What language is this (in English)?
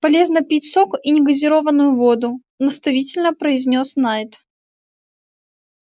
Russian